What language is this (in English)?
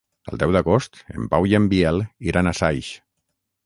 Catalan